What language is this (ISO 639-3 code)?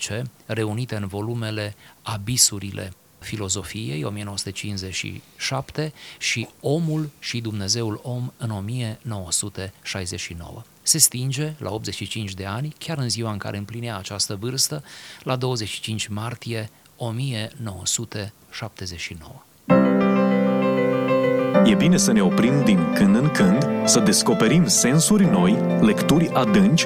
ron